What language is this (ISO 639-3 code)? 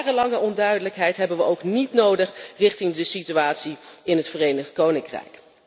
nld